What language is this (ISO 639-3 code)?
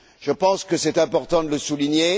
fra